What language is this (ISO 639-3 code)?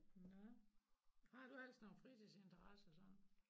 dan